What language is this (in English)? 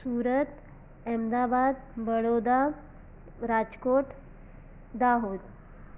Sindhi